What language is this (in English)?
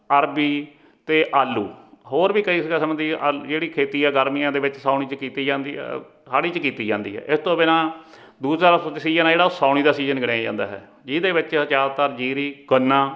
Punjabi